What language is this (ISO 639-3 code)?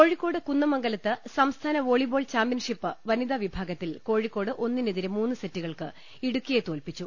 mal